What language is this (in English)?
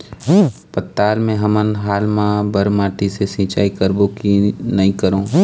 Chhattisgarhi